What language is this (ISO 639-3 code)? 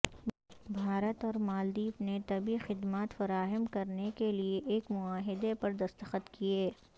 urd